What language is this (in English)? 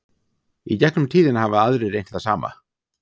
Icelandic